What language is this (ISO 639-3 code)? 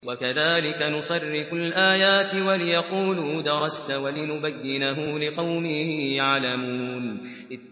ara